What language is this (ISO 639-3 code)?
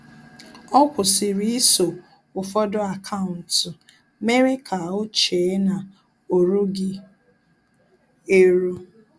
ibo